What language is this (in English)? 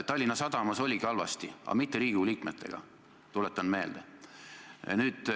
Estonian